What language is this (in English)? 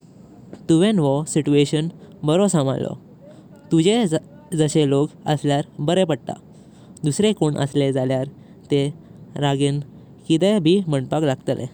Konkani